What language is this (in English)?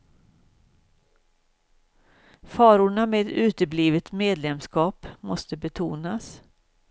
Swedish